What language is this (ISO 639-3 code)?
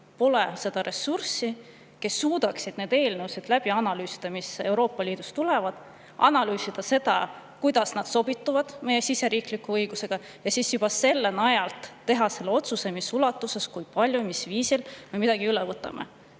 est